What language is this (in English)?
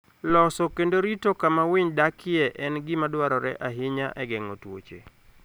Luo (Kenya and Tanzania)